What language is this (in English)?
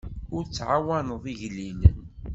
Kabyle